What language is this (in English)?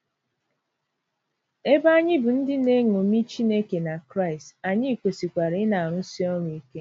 Igbo